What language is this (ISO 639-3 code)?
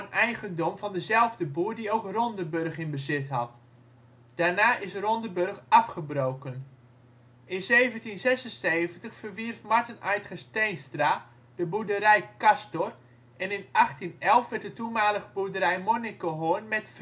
nld